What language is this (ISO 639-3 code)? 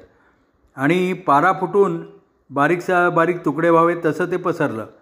mar